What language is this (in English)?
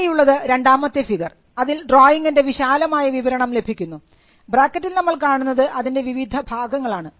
Malayalam